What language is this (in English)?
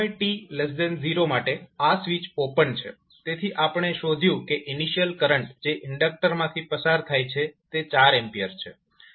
Gujarati